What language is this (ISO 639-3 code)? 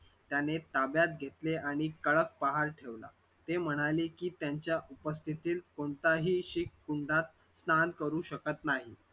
mar